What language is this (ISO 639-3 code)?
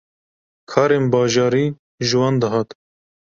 kur